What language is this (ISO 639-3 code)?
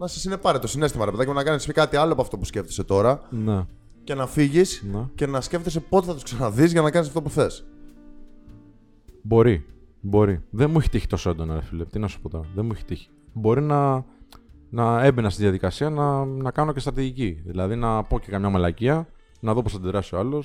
ell